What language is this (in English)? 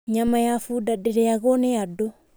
Kikuyu